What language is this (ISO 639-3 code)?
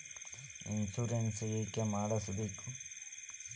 kan